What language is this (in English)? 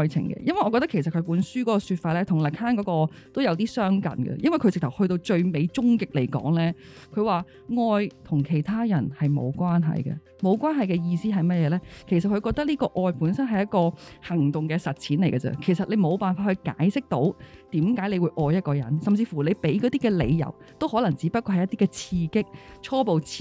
Chinese